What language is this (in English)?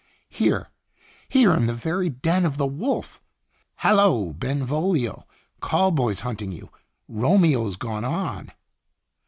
English